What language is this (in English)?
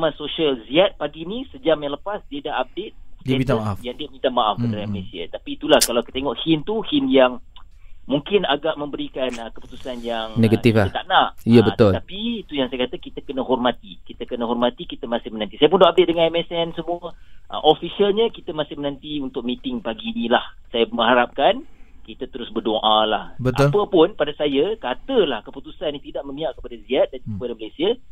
Malay